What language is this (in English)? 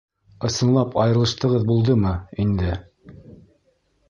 Bashkir